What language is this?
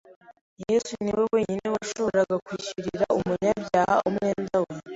Kinyarwanda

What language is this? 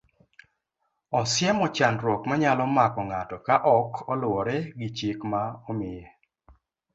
Luo (Kenya and Tanzania)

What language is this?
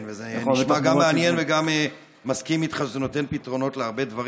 Hebrew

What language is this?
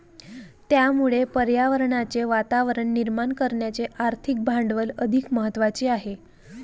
Marathi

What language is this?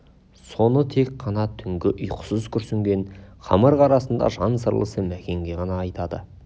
Kazakh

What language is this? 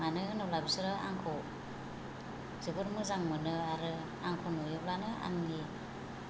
Bodo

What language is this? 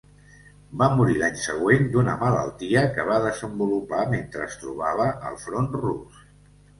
Catalan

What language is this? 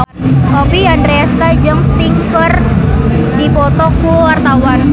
Sundanese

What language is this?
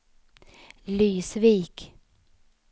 Swedish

